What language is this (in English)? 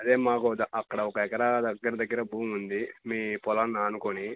Telugu